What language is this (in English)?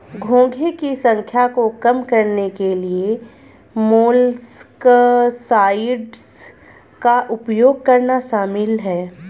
Hindi